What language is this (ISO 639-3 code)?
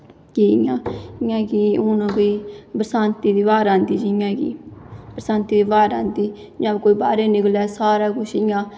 doi